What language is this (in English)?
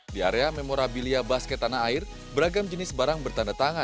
Indonesian